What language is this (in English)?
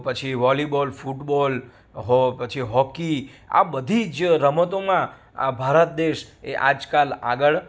Gujarati